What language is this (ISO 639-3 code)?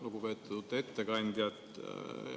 est